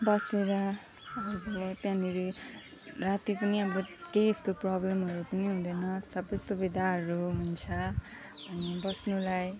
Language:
Nepali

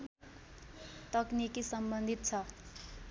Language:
Nepali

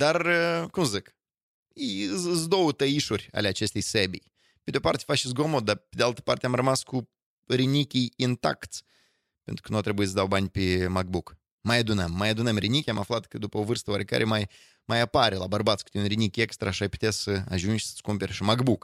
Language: Romanian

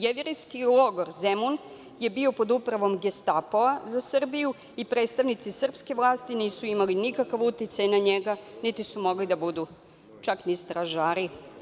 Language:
Serbian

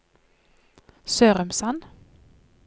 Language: Norwegian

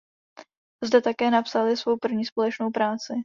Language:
Czech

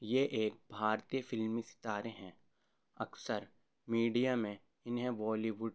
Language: Urdu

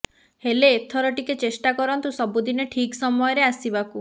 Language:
Odia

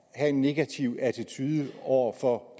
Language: Danish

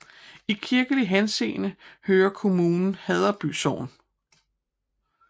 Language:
Danish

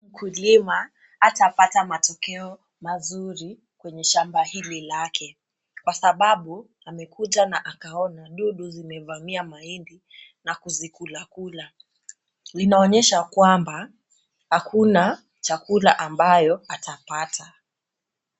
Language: Swahili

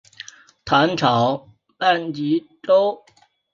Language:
Chinese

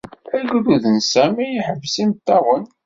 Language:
Kabyle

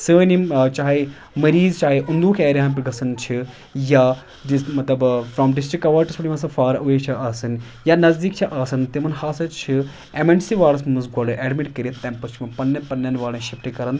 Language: Kashmiri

